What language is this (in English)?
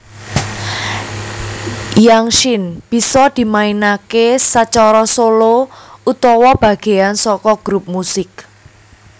Javanese